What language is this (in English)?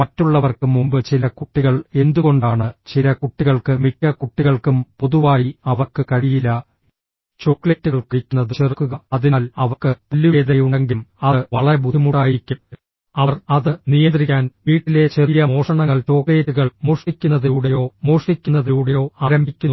Malayalam